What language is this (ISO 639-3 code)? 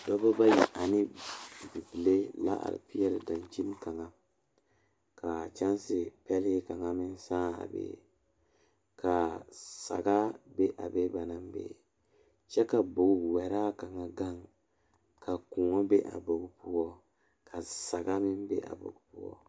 dga